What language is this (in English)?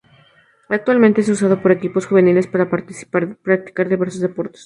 Spanish